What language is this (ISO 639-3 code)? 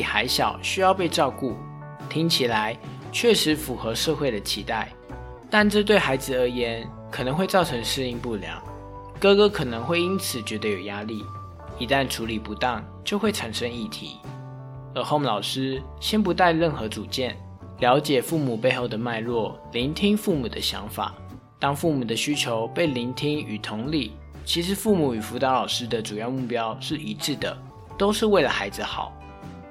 zho